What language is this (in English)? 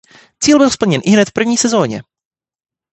Czech